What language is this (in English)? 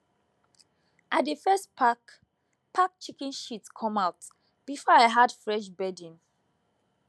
Nigerian Pidgin